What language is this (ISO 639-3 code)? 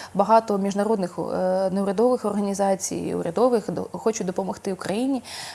ukr